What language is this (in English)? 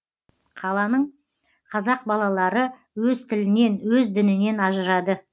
Kazakh